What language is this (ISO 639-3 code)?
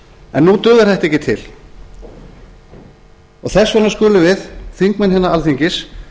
isl